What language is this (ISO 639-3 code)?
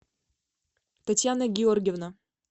rus